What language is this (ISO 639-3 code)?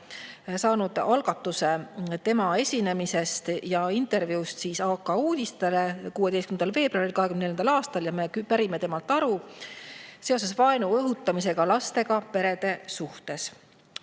est